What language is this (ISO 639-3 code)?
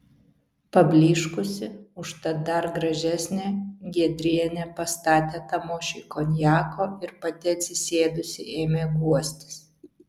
lit